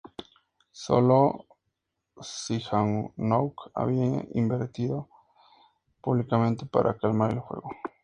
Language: Spanish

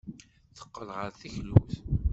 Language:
Kabyle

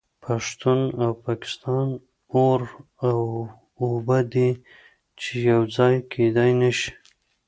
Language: Pashto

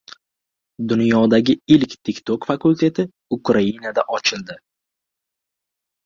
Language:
Uzbek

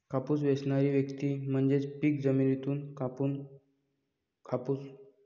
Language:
Marathi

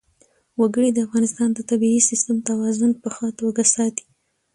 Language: Pashto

